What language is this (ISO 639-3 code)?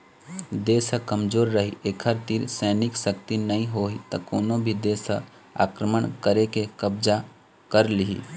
hne